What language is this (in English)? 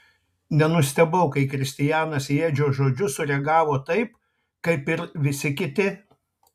Lithuanian